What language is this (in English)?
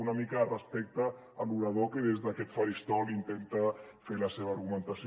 Catalan